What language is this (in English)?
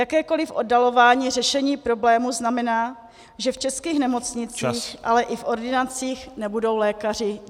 Czech